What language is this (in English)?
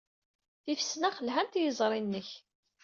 Kabyle